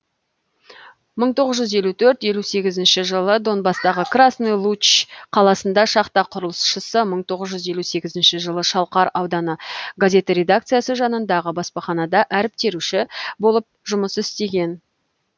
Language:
Kazakh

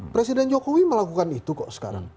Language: Indonesian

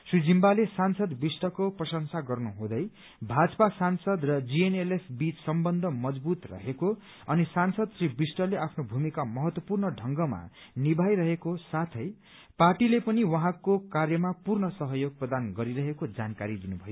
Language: Nepali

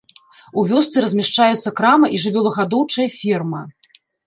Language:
Belarusian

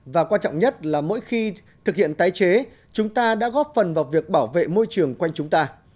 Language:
Vietnamese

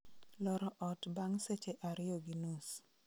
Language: Luo (Kenya and Tanzania)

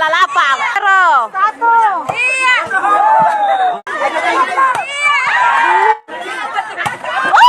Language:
Indonesian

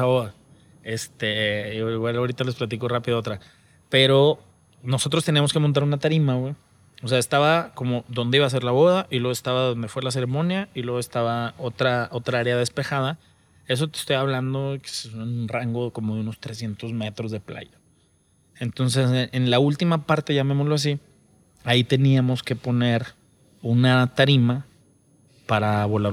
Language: Spanish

